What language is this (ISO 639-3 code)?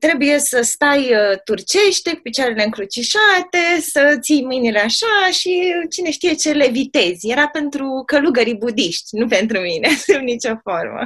ron